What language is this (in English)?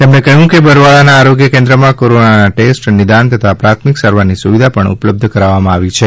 Gujarati